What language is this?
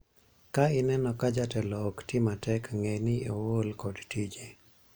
Luo (Kenya and Tanzania)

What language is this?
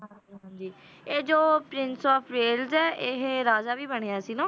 Punjabi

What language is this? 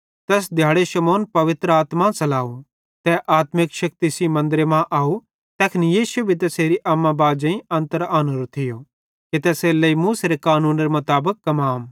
Bhadrawahi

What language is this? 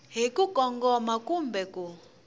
Tsonga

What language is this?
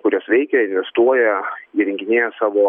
Lithuanian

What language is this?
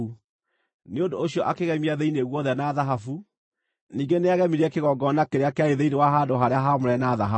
Kikuyu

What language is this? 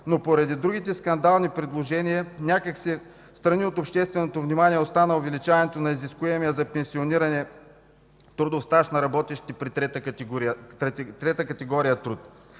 Bulgarian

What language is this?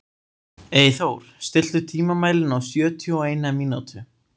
Icelandic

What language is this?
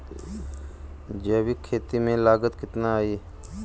Bhojpuri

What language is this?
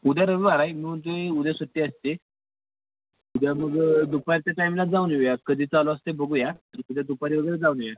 Marathi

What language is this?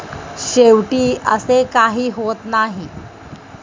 Marathi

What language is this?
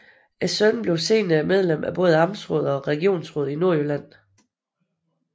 Danish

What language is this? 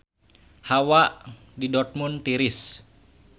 Sundanese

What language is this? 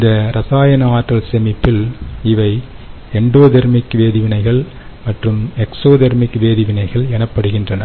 Tamil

